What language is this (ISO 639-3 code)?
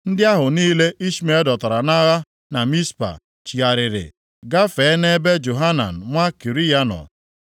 ibo